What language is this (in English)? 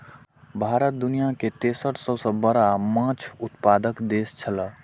Maithili